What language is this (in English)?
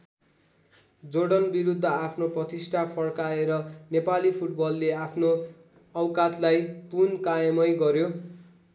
Nepali